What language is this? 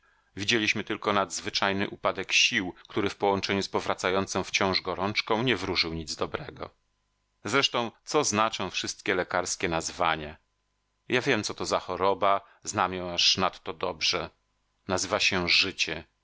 Polish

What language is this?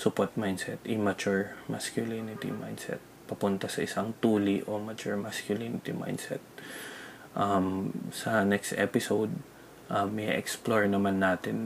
Filipino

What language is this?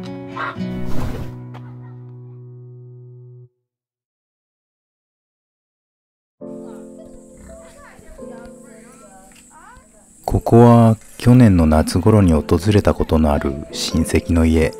Japanese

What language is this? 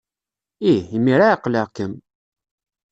Kabyle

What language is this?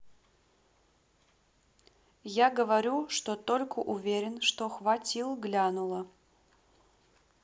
Russian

